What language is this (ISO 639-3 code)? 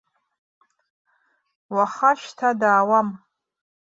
abk